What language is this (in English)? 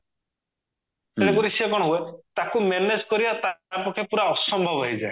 Odia